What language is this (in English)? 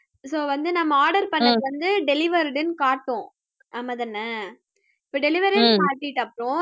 Tamil